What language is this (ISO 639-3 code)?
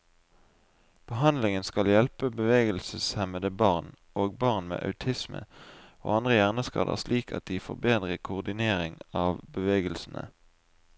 nor